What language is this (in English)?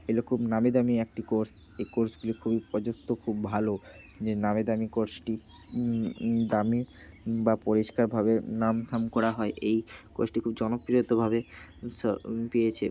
Bangla